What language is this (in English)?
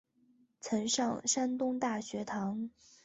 Chinese